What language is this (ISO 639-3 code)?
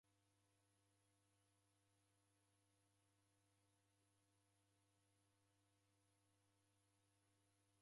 dav